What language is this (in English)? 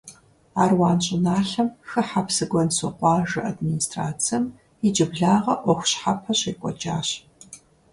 Kabardian